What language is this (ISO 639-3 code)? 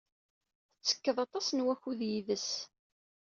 kab